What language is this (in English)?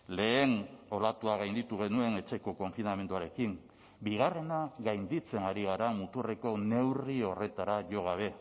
Basque